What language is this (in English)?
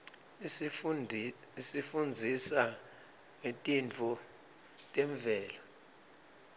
Swati